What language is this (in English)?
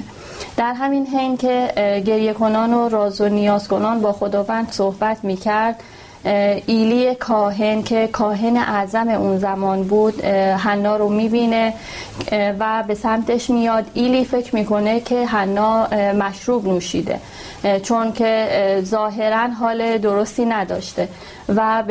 Persian